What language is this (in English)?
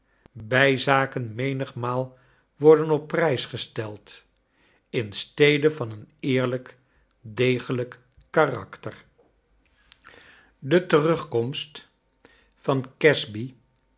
Dutch